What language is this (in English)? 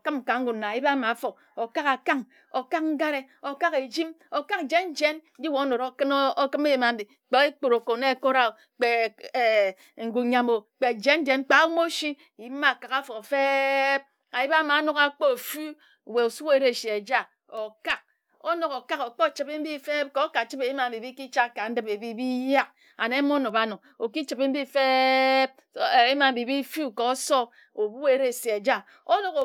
Ejagham